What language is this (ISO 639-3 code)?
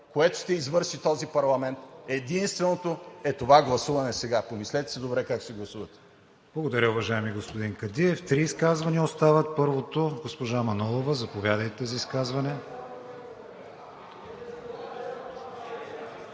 bul